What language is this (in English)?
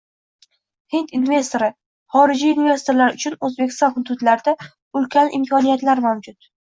Uzbek